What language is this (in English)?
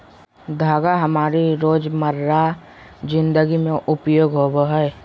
Magahi